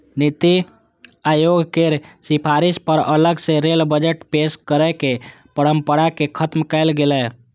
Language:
Maithili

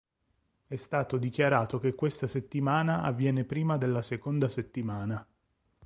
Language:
Italian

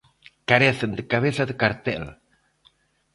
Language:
Galician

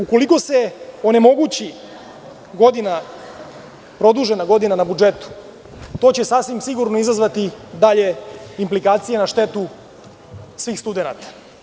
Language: Serbian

